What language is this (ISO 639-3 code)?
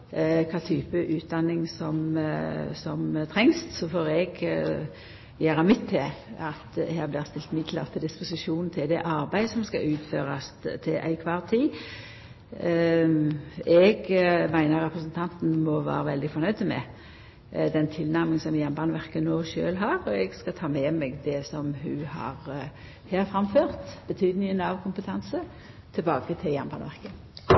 nno